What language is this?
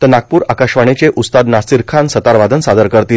Marathi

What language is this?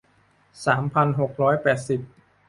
Thai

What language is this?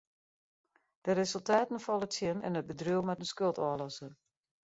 Western Frisian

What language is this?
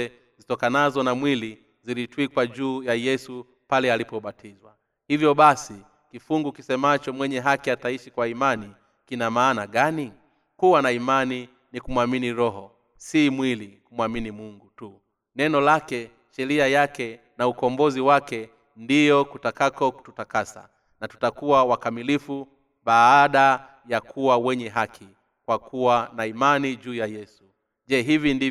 Swahili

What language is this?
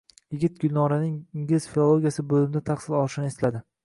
Uzbek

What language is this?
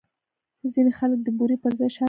Pashto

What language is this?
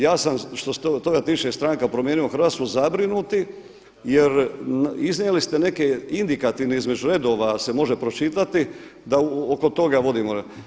Croatian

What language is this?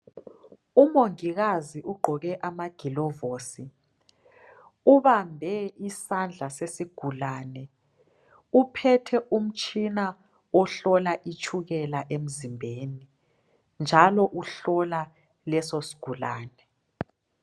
North Ndebele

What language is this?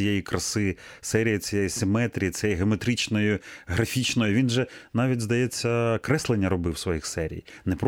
Ukrainian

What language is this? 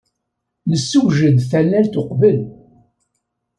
Kabyle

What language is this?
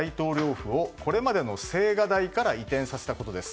Japanese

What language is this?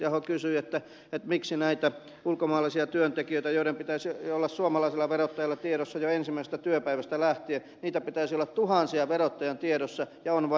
Finnish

